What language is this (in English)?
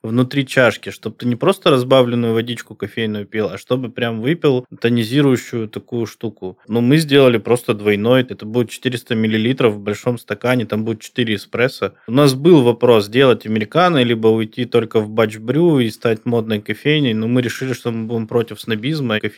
Russian